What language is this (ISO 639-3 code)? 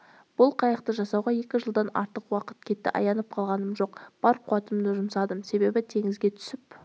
kaz